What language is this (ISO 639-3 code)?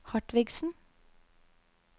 nor